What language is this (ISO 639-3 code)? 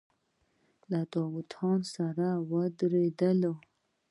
pus